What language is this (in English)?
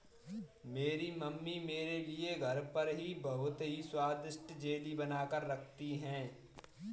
Hindi